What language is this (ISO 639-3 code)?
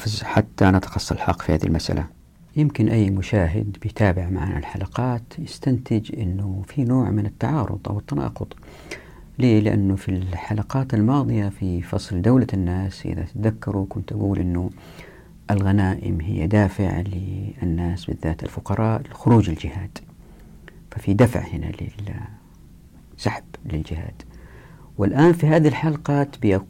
ara